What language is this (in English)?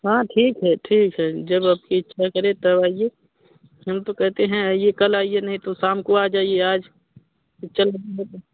Hindi